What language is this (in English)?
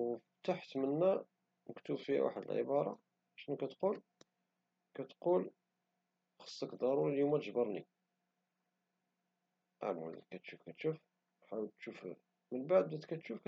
Moroccan Arabic